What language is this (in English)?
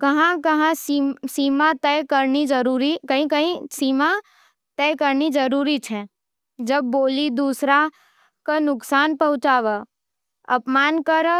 Nimadi